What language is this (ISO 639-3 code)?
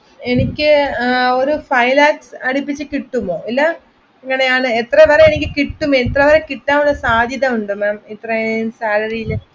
mal